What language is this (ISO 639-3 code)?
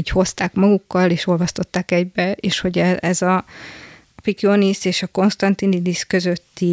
hun